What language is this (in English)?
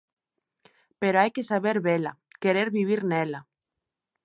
Galician